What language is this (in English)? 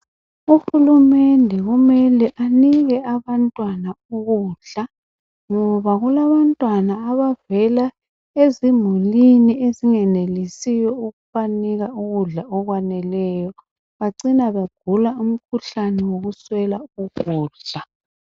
North Ndebele